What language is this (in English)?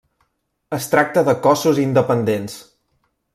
Catalan